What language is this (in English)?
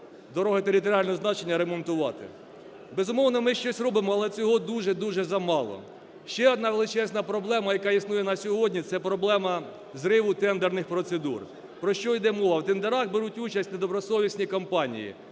Ukrainian